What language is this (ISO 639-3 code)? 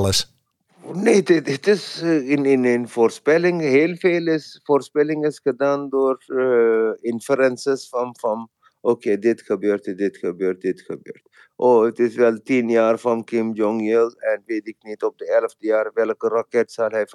nld